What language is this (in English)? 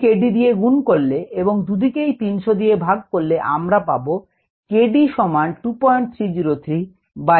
Bangla